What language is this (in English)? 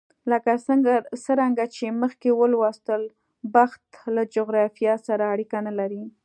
Pashto